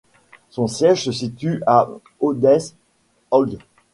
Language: French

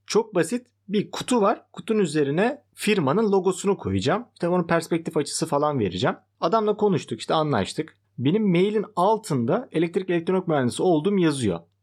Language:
Turkish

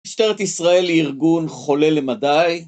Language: Hebrew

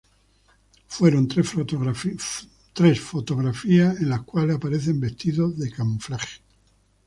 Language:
Spanish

